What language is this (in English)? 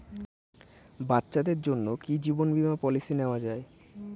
Bangla